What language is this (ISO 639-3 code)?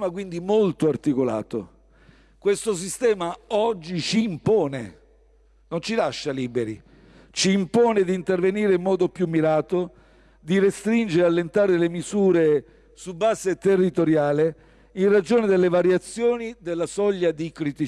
ita